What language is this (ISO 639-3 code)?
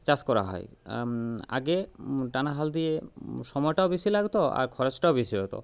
ben